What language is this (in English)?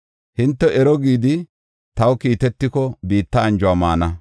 Gofa